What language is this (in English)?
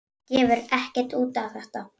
Icelandic